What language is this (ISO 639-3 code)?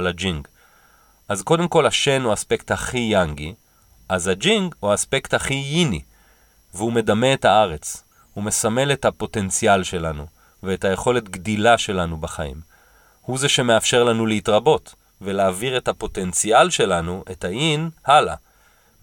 heb